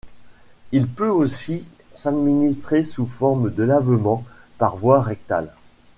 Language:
French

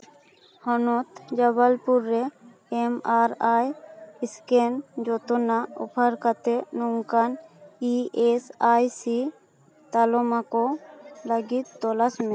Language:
Santali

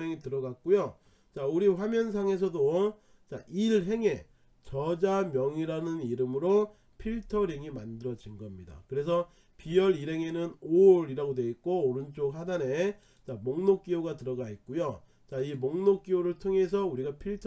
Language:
Korean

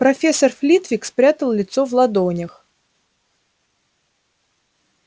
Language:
Russian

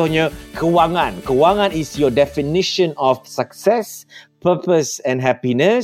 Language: Malay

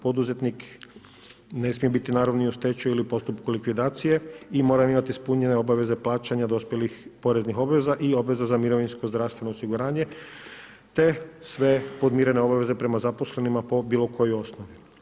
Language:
Croatian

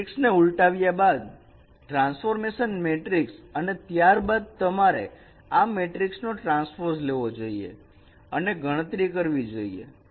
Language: Gujarati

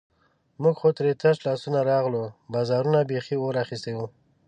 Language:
Pashto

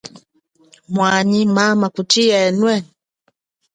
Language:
Chokwe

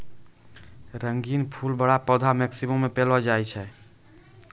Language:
Maithili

